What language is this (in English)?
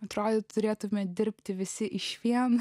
Lithuanian